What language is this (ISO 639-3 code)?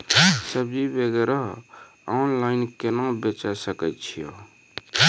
mai